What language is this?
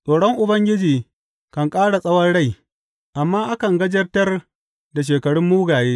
Hausa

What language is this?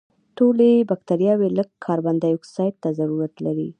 Pashto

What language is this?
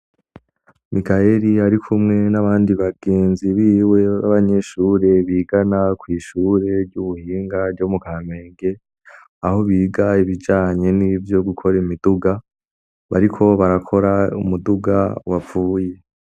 Rundi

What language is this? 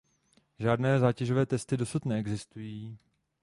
Czech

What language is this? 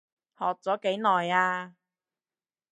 Cantonese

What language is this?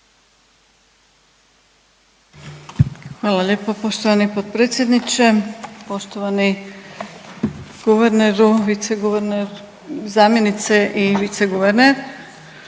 Croatian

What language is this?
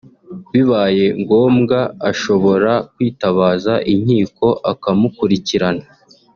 Kinyarwanda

